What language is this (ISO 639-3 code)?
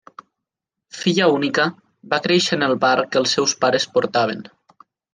cat